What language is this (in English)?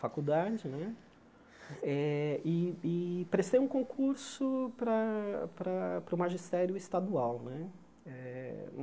Portuguese